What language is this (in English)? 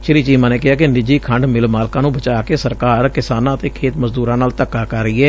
Punjabi